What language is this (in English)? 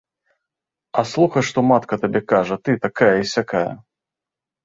Belarusian